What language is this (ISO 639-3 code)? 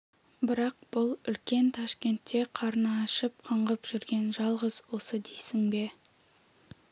kaz